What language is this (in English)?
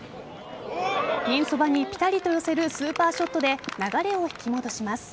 Japanese